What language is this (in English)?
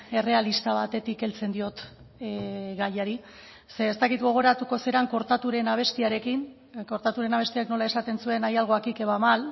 Basque